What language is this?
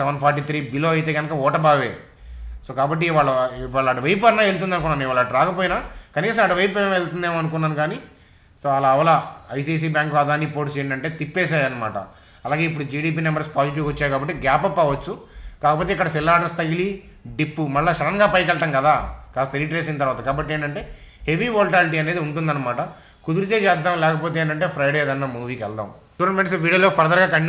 Telugu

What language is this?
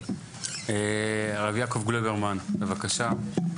Hebrew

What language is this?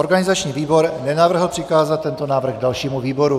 Czech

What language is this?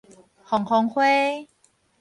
Min Nan Chinese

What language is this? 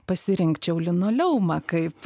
Lithuanian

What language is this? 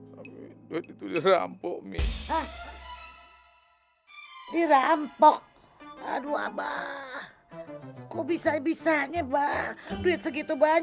Indonesian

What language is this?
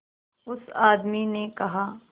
Hindi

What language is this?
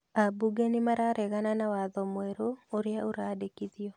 Kikuyu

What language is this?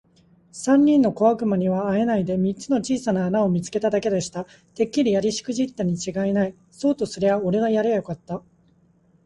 Japanese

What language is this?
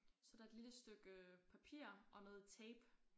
Danish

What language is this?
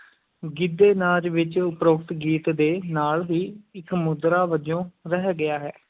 Punjabi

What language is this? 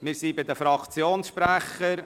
Swiss German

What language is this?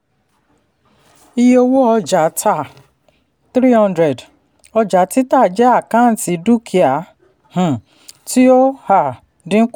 Yoruba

